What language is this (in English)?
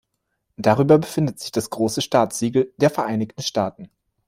German